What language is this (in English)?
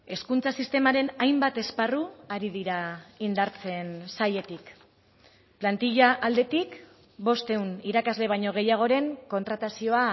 Basque